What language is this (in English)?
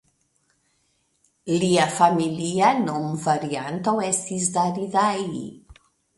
Esperanto